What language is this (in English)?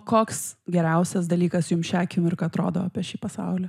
Lithuanian